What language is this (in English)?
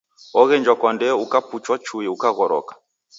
Taita